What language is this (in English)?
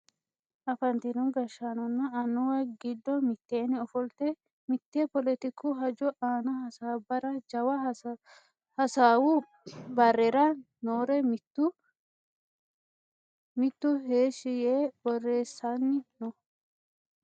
Sidamo